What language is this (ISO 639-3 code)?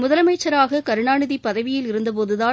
tam